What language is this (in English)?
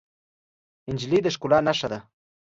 Pashto